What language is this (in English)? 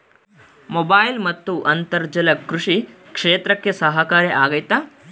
Kannada